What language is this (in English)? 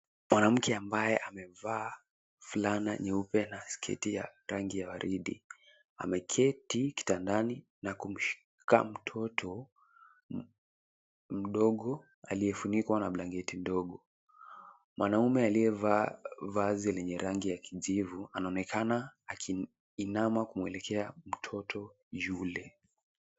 Swahili